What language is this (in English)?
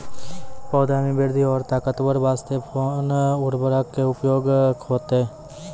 Maithili